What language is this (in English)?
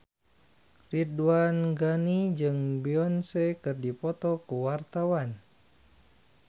Sundanese